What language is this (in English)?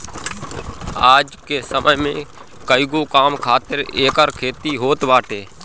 Bhojpuri